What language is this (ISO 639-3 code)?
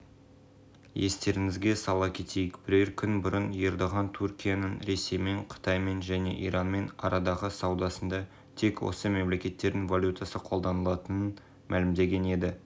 kaz